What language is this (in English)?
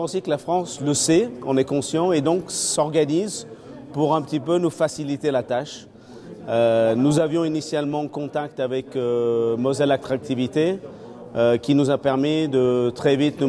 French